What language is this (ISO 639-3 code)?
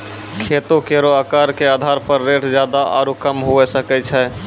mai